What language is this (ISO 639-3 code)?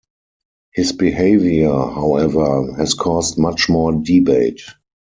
eng